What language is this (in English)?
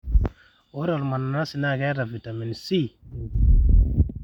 Masai